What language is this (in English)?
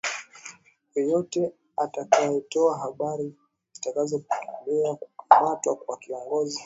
Swahili